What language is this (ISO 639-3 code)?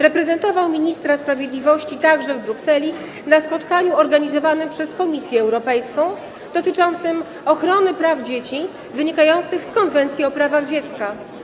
pol